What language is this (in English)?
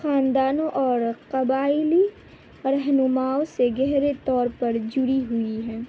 Urdu